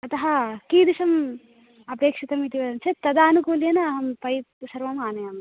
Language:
Sanskrit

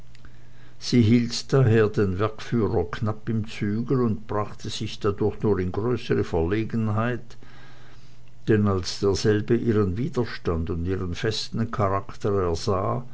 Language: German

